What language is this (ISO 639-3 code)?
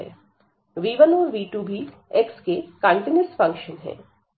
hin